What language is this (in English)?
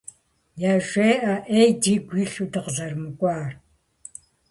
Kabardian